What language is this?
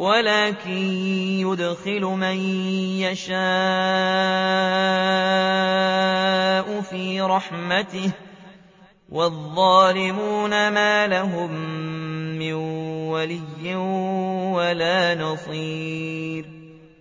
Arabic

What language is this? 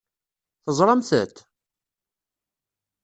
Kabyle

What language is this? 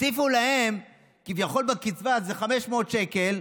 Hebrew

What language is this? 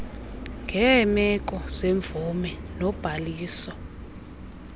Xhosa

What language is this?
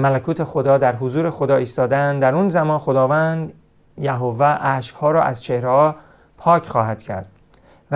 Persian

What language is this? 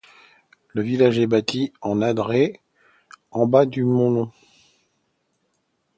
French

